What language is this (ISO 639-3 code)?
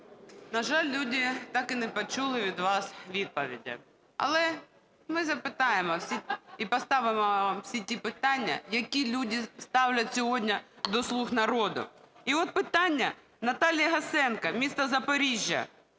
ukr